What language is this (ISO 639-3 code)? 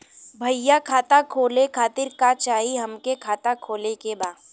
bho